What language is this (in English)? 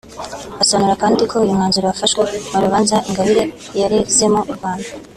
Kinyarwanda